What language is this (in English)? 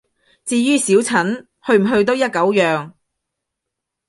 Cantonese